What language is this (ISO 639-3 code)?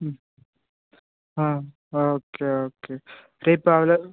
tel